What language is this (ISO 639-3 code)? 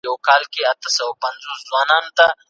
pus